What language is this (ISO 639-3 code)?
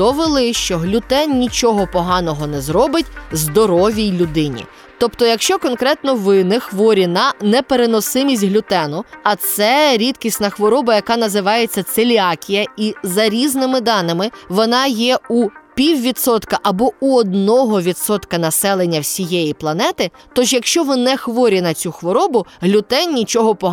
ukr